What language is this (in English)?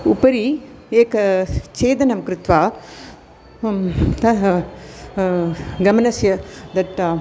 Sanskrit